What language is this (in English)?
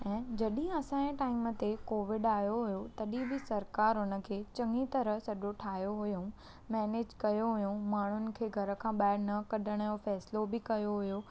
Sindhi